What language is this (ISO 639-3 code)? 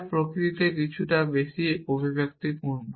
ben